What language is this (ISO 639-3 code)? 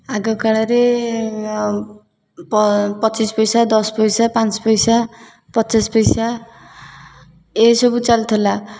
ori